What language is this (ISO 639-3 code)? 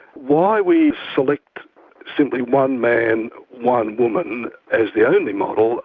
eng